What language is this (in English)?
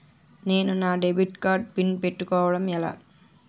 Telugu